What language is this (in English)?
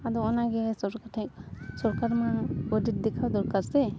Santali